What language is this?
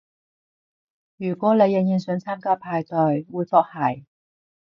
Cantonese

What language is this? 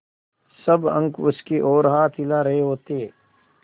Hindi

